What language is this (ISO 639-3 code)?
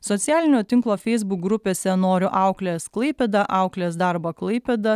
lit